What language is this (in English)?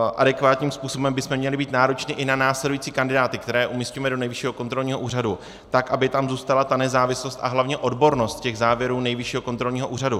Czech